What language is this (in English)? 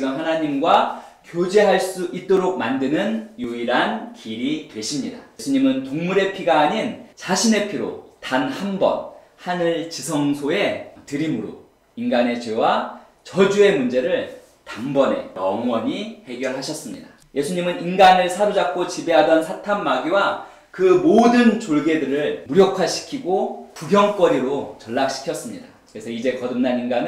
Korean